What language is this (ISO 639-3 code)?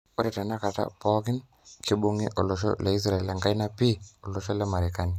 mas